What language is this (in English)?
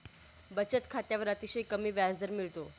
Marathi